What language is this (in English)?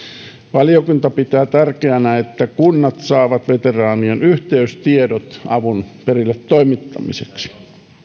Finnish